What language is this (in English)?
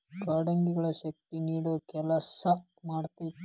Kannada